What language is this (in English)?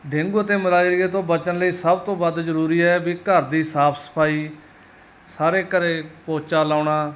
Punjabi